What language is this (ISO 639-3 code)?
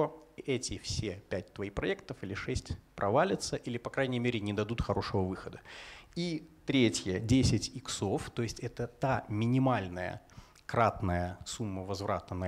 rus